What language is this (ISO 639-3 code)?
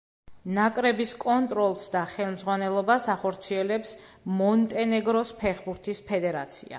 kat